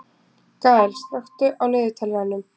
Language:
Icelandic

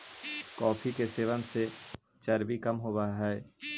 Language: Magahi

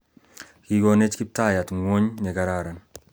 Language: Kalenjin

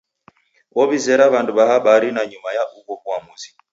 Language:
Taita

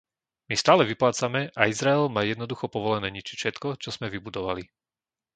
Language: Slovak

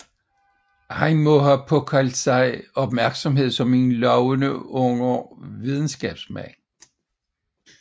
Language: Danish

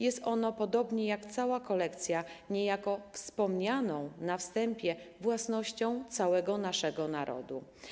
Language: Polish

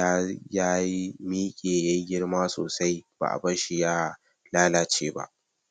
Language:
Hausa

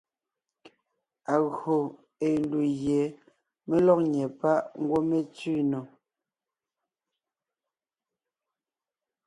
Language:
Ngiemboon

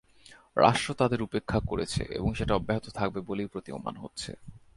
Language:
Bangla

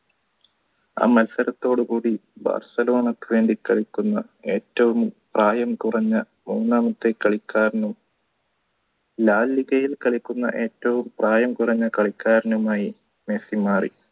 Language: Malayalam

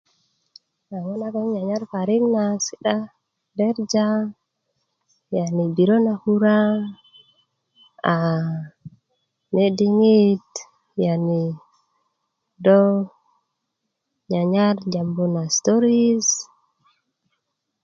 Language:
Kuku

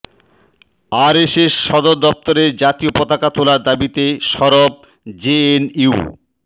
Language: Bangla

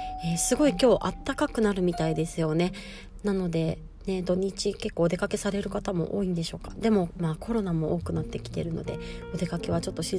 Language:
Japanese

